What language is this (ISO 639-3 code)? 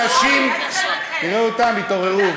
heb